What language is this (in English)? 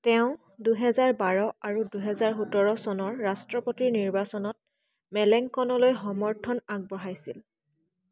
Assamese